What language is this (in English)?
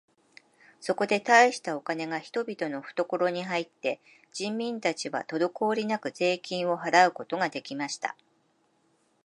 Japanese